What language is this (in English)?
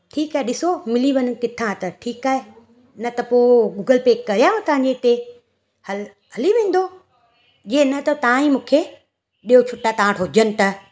Sindhi